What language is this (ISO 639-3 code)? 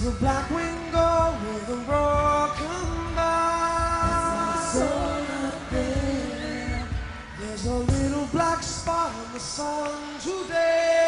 eng